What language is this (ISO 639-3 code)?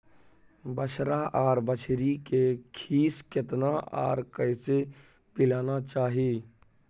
mai